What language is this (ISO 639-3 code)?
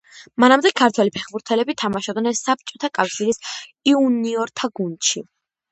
kat